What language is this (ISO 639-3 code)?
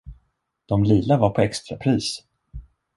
swe